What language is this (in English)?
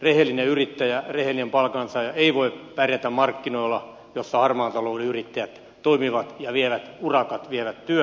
Finnish